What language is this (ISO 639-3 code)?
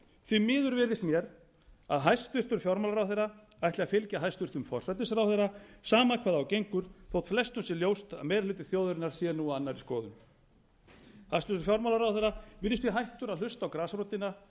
isl